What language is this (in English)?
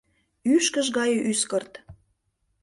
Mari